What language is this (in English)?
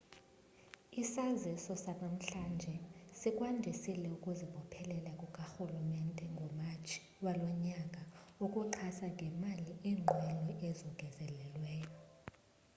Xhosa